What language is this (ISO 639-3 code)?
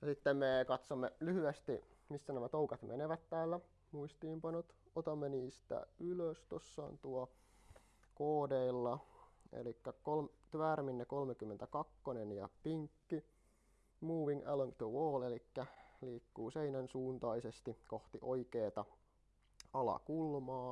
fin